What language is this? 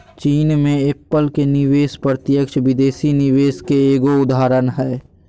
Magahi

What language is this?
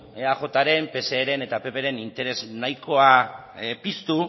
Basque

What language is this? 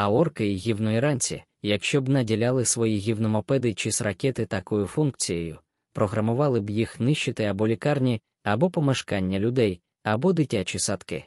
Ukrainian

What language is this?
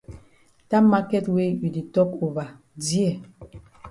Cameroon Pidgin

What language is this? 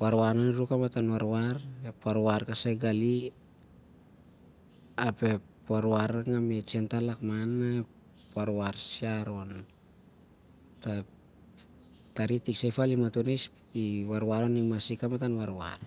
Siar-Lak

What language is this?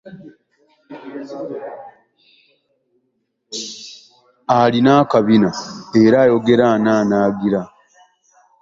Ganda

